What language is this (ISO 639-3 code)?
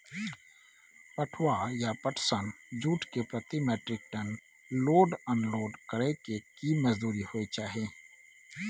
mai